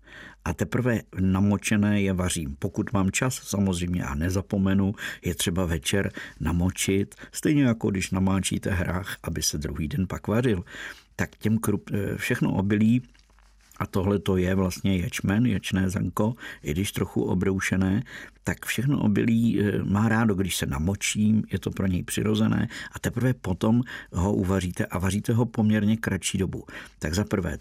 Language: Czech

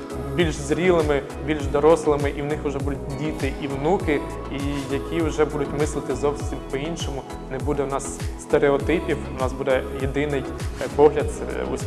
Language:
Ukrainian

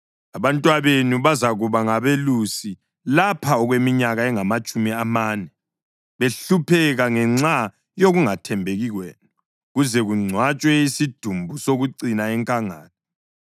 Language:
North Ndebele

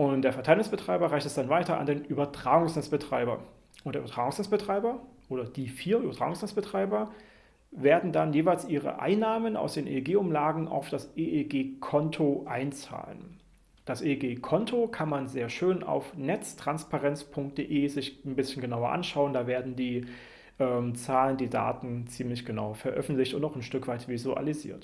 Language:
German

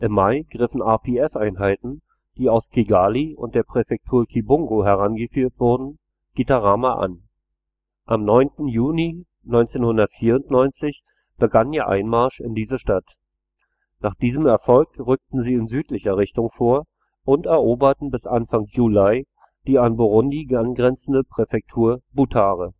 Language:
German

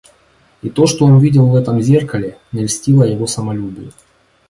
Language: Russian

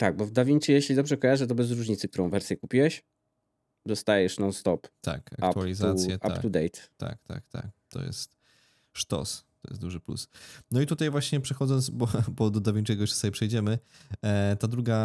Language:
Polish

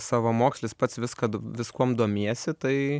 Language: Lithuanian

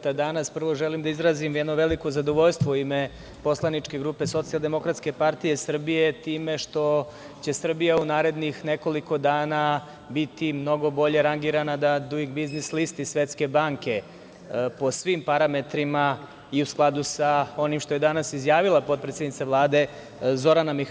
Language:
Serbian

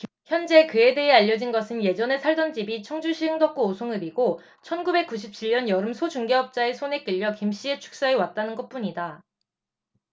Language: Korean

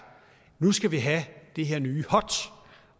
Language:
Danish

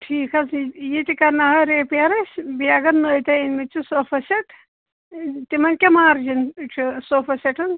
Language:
Kashmiri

